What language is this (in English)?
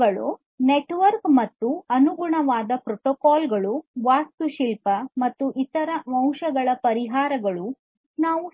Kannada